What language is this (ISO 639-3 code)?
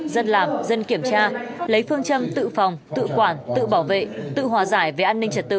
vie